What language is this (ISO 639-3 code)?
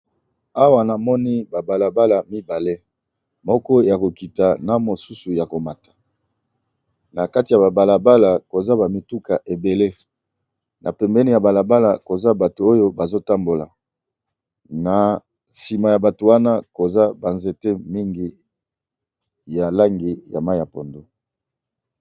lin